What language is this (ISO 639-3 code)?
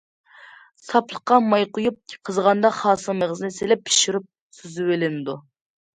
uig